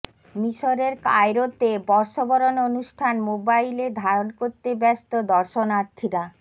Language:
Bangla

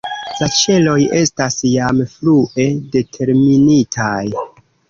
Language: Esperanto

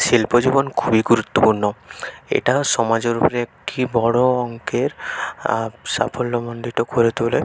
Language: Bangla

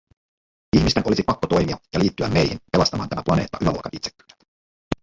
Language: Finnish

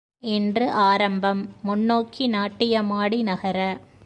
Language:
Tamil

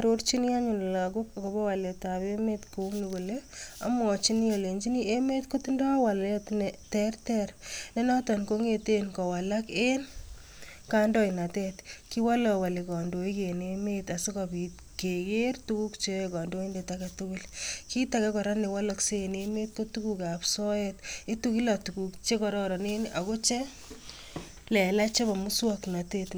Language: Kalenjin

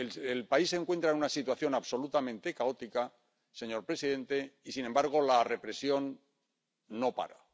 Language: Spanish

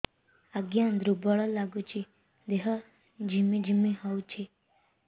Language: Odia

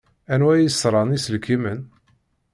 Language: Kabyle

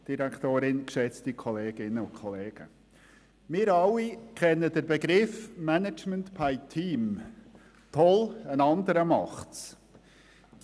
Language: Swiss German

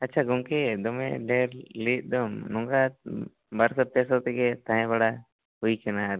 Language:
Santali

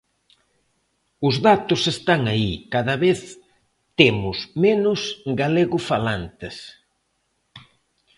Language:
Galician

